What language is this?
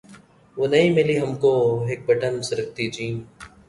Urdu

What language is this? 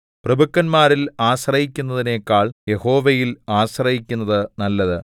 Malayalam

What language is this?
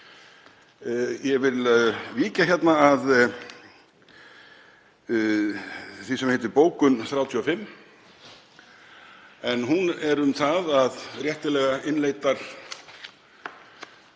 Icelandic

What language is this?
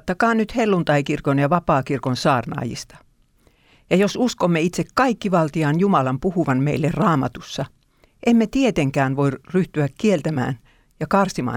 Finnish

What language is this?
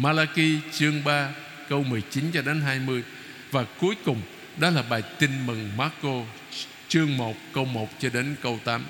Vietnamese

